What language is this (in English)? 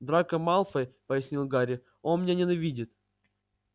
Russian